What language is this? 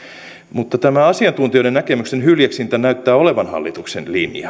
Finnish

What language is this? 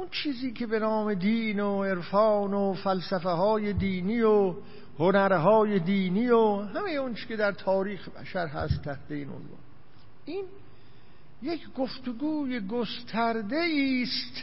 Persian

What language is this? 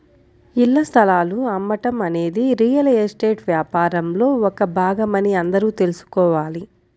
Telugu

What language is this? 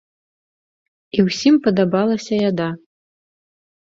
Belarusian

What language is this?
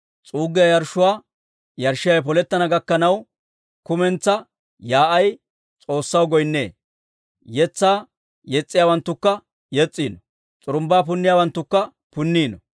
Dawro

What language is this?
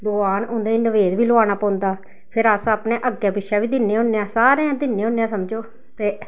Dogri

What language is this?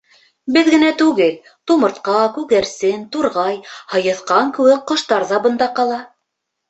Bashkir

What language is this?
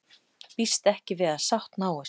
Icelandic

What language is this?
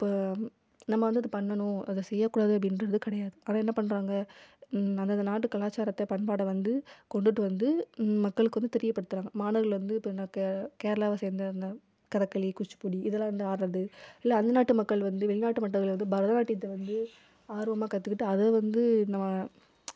Tamil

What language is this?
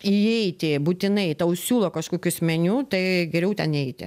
Lithuanian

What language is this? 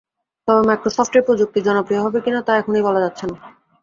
Bangla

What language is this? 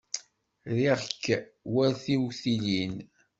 Kabyle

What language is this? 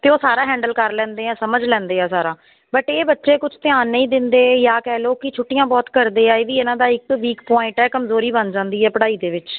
Punjabi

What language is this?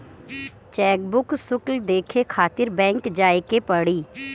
Bhojpuri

